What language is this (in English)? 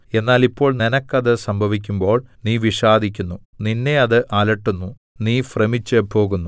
Malayalam